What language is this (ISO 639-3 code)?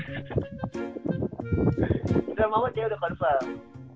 ind